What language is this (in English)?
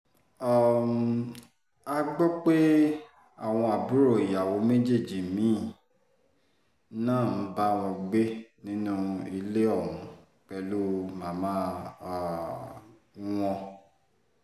Yoruba